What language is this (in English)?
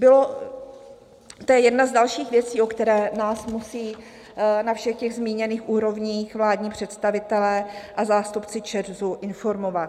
Czech